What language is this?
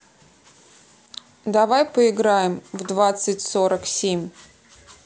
Russian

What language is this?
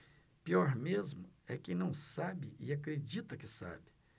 Portuguese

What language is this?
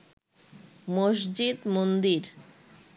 Bangla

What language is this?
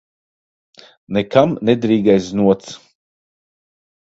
Latvian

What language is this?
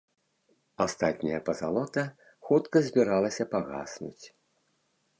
Belarusian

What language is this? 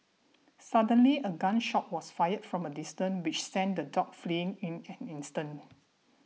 English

